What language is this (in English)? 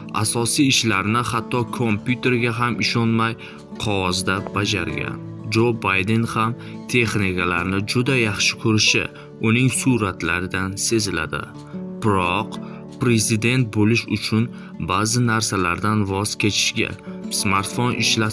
Turkish